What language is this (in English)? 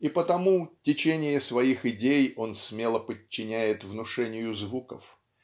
Russian